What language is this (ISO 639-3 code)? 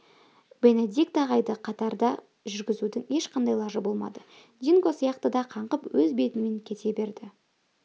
kaz